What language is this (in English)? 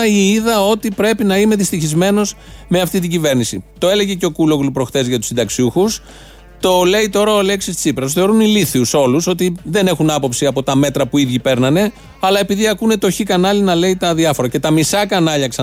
Greek